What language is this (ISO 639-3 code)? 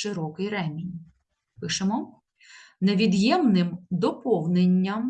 ukr